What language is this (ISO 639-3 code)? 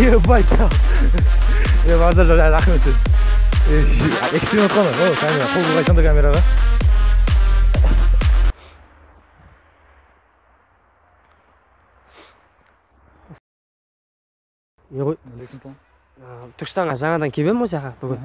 tur